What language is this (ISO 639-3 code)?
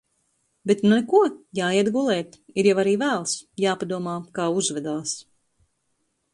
lav